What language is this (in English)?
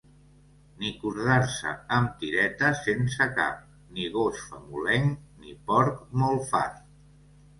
Catalan